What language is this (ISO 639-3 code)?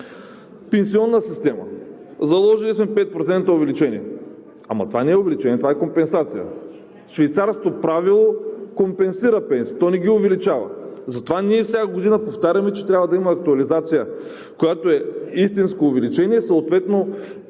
bul